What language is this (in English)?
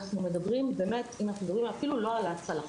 Hebrew